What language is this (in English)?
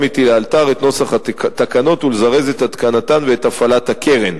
Hebrew